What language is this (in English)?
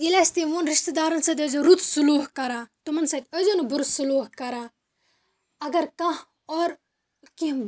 Kashmiri